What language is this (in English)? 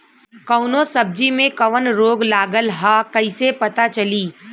Bhojpuri